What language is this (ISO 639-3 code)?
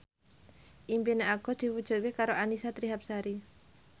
jav